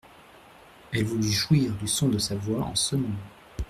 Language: French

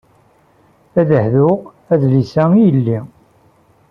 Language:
Kabyle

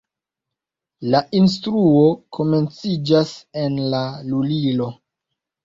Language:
Esperanto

